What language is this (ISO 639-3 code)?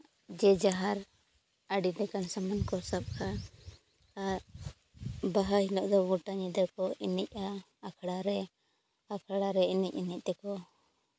sat